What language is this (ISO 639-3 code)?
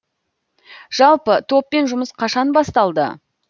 kaz